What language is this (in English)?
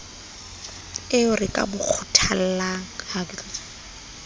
Southern Sotho